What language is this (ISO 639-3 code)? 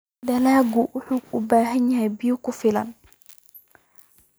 som